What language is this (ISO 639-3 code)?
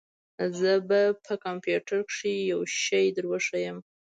pus